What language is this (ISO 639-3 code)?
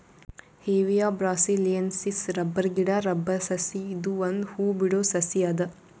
kan